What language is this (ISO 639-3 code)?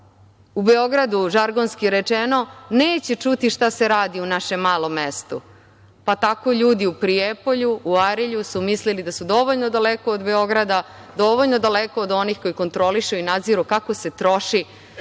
srp